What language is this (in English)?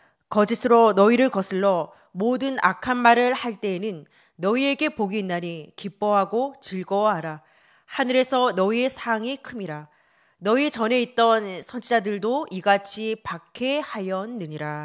Korean